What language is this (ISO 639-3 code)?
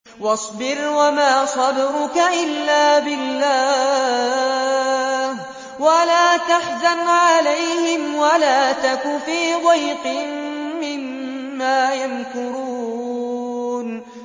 ara